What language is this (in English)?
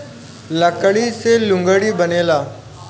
Bhojpuri